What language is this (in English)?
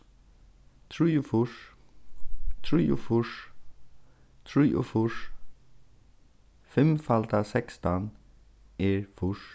Faroese